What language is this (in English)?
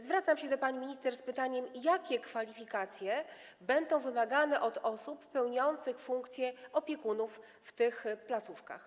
Polish